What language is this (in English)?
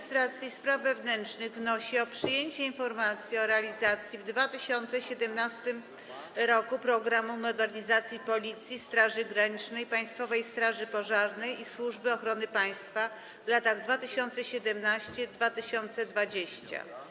Polish